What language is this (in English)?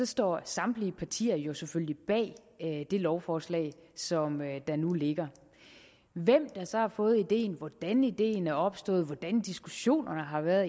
Danish